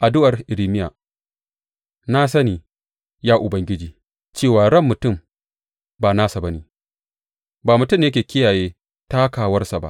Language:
Hausa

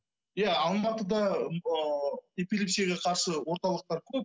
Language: Kazakh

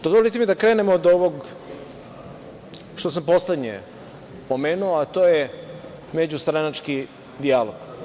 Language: Serbian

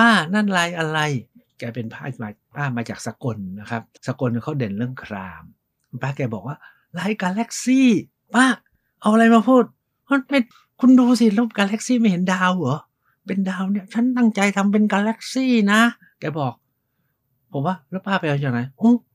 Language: Thai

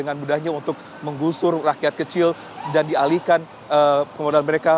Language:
Indonesian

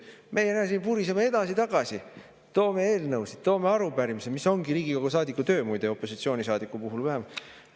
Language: Estonian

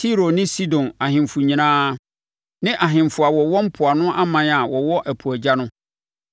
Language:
Akan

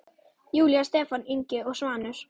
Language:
Icelandic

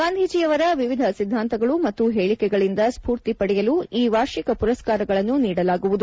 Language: Kannada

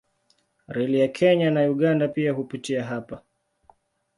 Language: Swahili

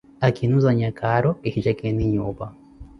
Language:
Koti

